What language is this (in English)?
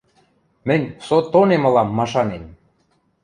Western Mari